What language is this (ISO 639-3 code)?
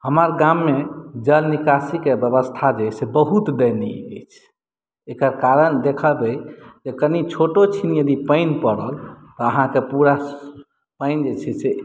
mai